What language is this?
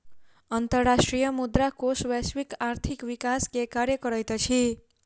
Maithili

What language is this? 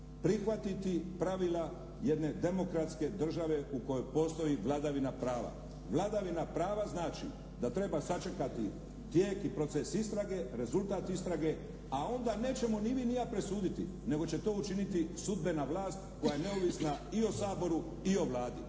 Croatian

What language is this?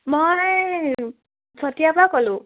Assamese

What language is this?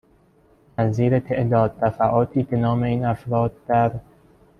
Persian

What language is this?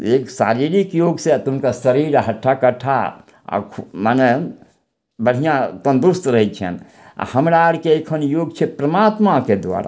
Maithili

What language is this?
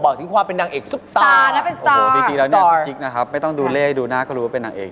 Thai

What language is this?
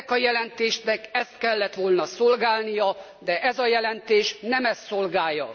Hungarian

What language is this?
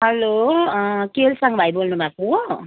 Nepali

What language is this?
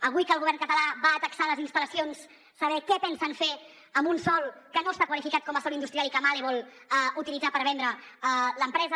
Catalan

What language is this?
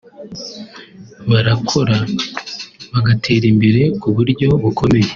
Kinyarwanda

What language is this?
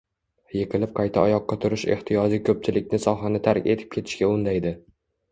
Uzbek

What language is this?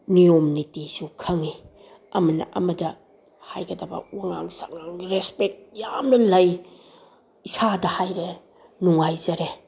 Manipuri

